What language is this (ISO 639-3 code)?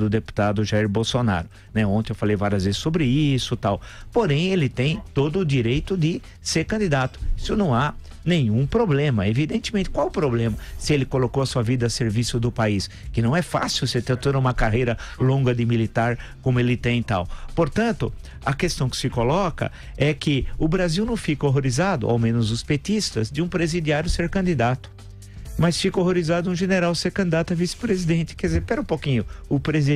por